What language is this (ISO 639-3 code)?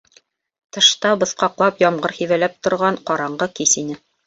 bak